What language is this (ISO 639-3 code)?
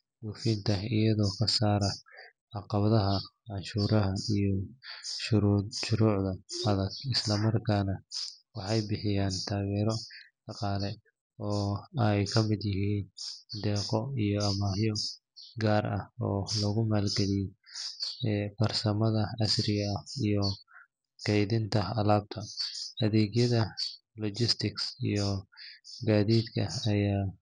som